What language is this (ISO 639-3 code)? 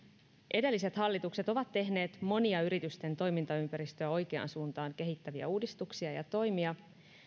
fin